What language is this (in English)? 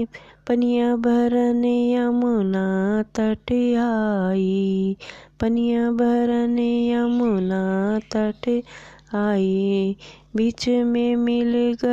Hindi